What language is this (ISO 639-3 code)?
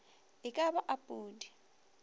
nso